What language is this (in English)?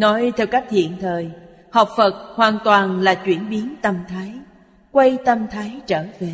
Vietnamese